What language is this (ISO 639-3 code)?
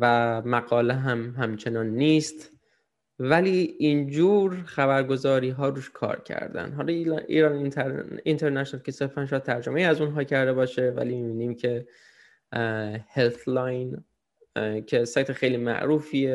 fas